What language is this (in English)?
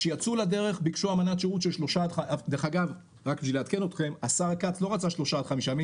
Hebrew